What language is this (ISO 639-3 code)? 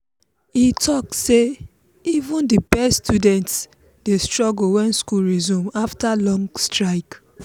pcm